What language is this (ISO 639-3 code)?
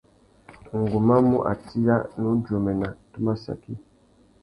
bag